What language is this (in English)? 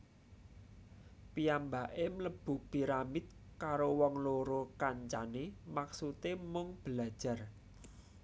Javanese